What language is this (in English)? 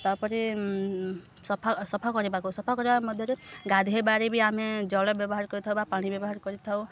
Odia